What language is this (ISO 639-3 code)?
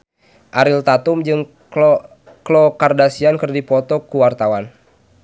sun